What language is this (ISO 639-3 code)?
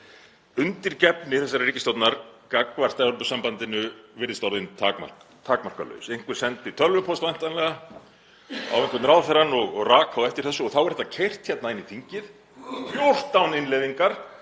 isl